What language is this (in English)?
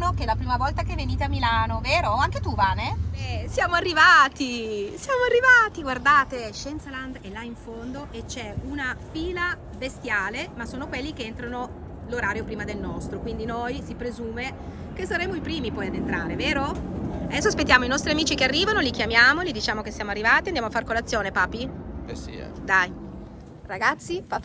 Italian